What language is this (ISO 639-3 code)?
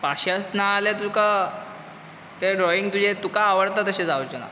kok